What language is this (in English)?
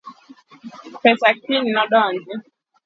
Luo (Kenya and Tanzania)